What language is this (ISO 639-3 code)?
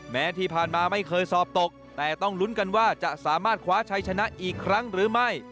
tha